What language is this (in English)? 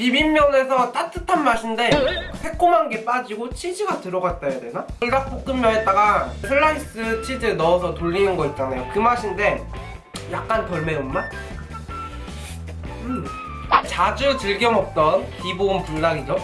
Korean